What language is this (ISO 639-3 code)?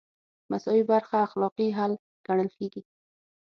pus